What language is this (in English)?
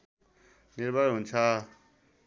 Nepali